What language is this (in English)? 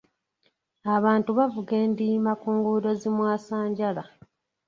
Ganda